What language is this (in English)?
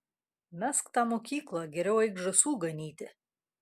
Lithuanian